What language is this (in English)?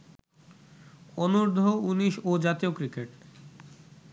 Bangla